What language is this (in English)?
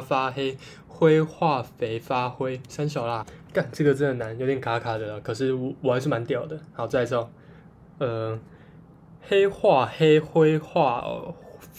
Chinese